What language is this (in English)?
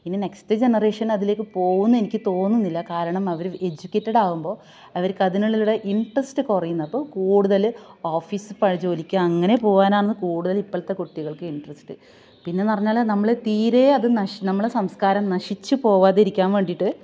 Malayalam